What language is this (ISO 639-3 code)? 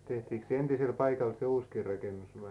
fin